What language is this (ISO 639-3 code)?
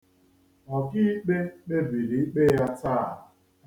ibo